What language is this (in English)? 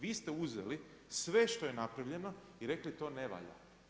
Croatian